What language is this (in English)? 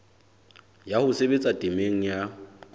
Southern Sotho